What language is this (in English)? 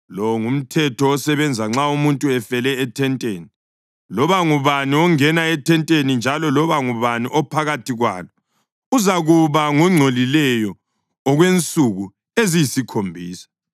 North Ndebele